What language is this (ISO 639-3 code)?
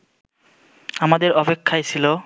ben